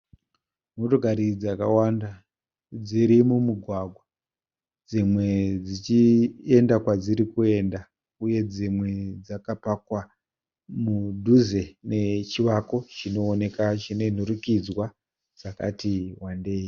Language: Shona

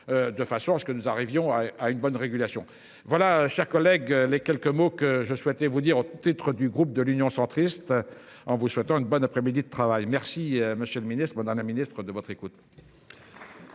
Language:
French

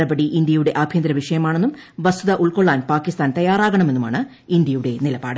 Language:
Malayalam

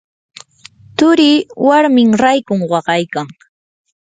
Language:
Yanahuanca Pasco Quechua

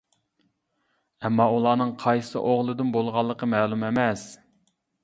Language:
Uyghur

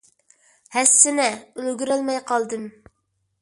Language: Uyghur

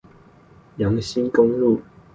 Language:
Chinese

